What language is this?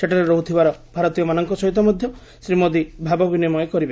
Odia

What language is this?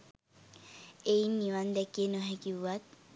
Sinhala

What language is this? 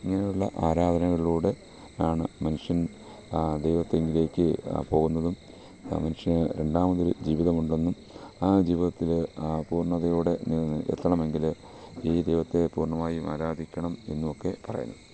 Malayalam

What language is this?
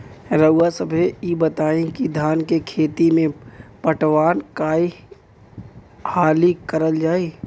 Bhojpuri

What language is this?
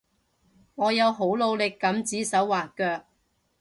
Cantonese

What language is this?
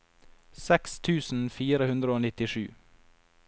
Norwegian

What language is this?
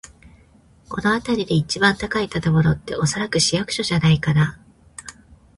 Japanese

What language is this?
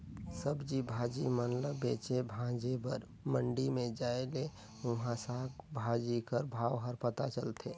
Chhattisgarhi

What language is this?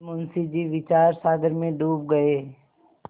Hindi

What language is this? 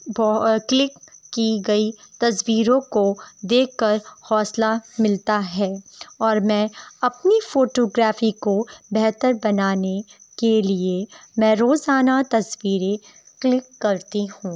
Urdu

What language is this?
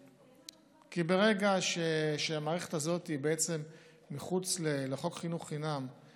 Hebrew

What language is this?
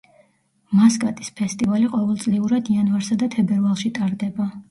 Georgian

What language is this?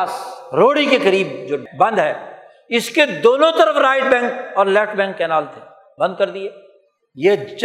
Urdu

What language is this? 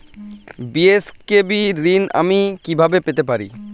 Bangla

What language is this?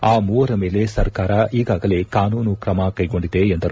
Kannada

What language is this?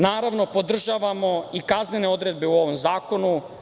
Serbian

